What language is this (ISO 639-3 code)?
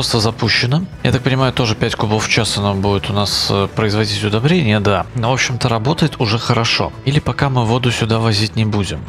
rus